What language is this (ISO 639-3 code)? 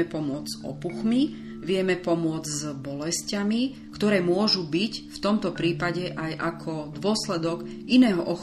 slk